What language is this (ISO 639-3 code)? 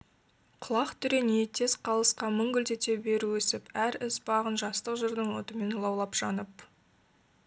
kaz